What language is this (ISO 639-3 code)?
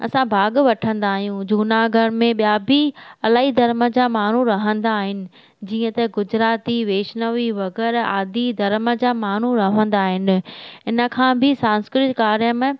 snd